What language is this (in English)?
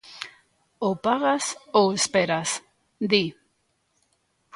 Galician